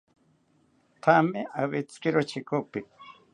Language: South Ucayali Ashéninka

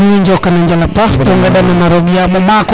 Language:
Serer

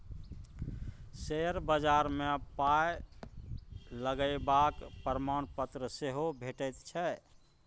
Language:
Maithili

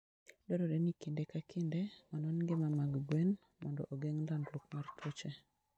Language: Luo (Kenya and Tanzania)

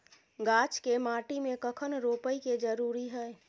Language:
Maithili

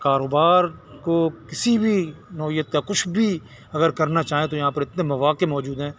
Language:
Urdu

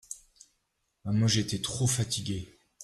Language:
French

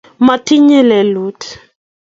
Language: Kalenjin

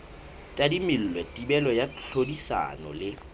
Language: Southern Sotho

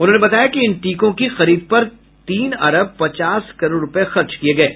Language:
Hindi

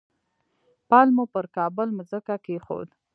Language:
Pashto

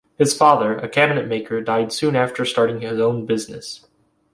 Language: English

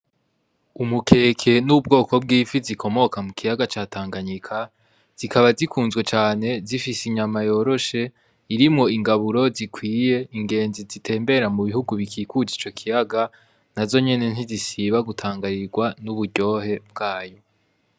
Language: Rundi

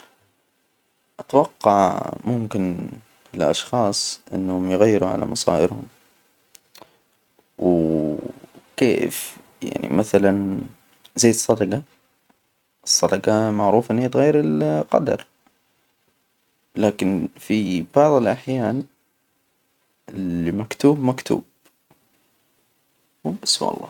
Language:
Hijazi Arabic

